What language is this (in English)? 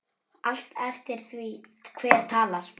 Icelandic